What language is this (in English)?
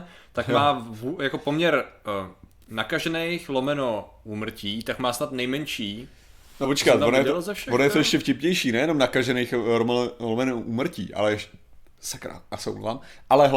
Czech